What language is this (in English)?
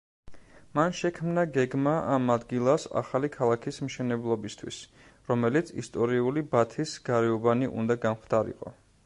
Georgian